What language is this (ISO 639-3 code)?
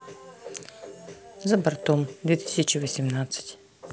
rus